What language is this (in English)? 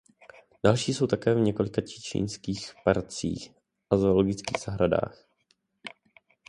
Czech